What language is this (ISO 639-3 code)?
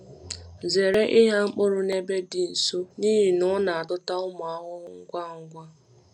ibo